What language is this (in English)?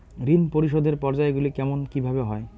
Bangla